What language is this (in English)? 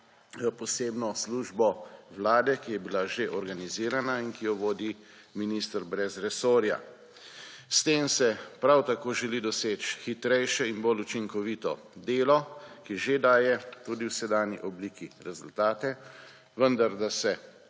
Slovenian